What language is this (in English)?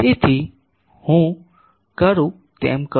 Gujarati